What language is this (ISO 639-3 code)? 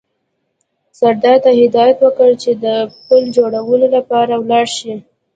pus